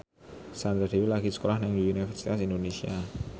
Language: Javanese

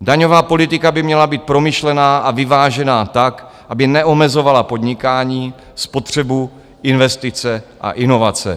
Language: Czech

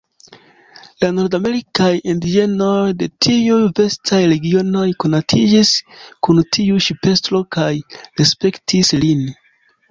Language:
Esperanto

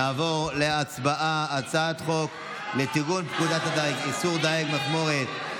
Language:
Hebrew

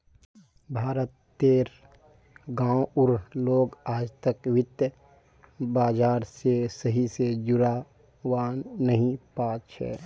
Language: Magahi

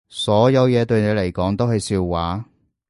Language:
Cantonese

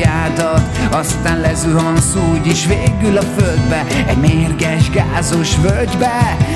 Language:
Hungarian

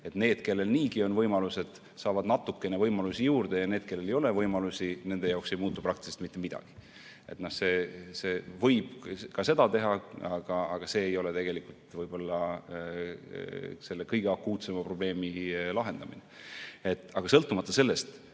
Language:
Estonian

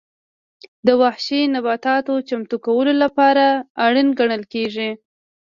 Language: Pashto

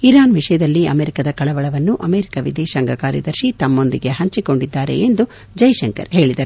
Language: Kannada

